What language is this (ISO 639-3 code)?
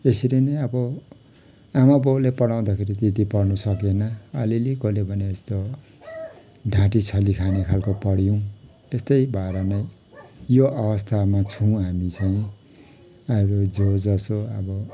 nep